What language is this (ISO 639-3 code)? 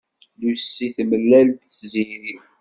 kab